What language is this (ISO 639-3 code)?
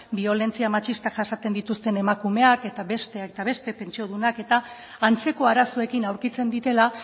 eus